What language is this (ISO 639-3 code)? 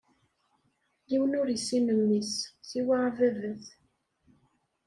kab